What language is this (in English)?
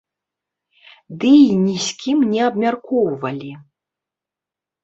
Belarusian